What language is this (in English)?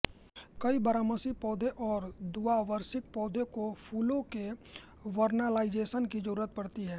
Hindi